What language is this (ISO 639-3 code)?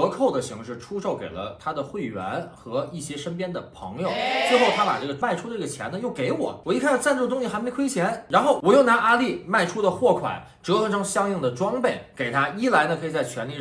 zho